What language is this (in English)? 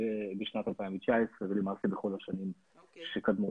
Hebrew